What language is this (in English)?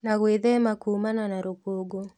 Kikuyu